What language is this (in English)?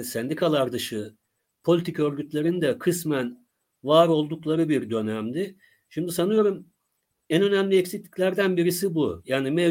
Turkish